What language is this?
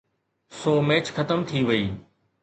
Sindhi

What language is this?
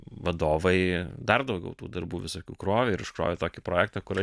Lithuanian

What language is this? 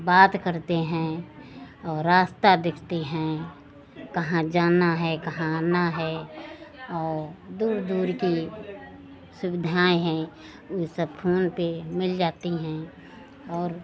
Hindi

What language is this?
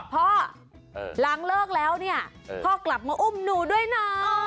Thai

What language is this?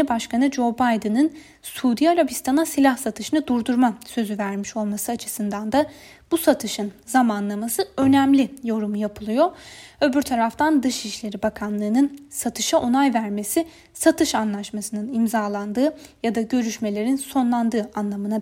Turkish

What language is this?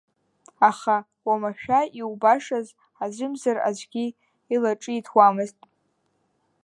Abkhazian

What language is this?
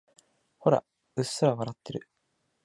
Japanese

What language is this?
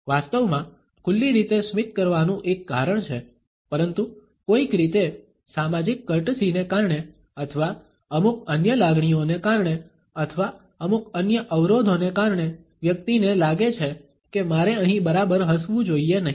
Gujarati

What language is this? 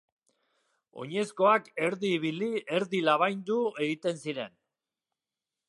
Basque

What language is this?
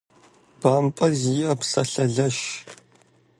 Kabardian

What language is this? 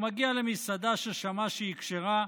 Hebrew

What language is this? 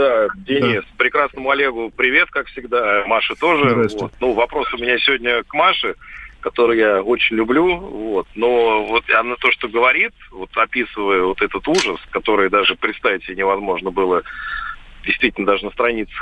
Russian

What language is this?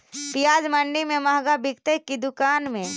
Magahi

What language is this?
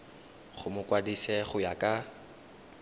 Tswana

